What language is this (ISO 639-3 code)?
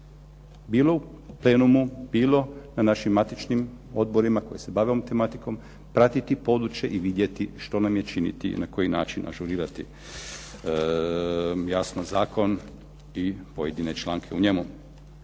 hrv